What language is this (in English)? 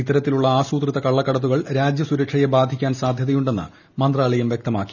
Malayalam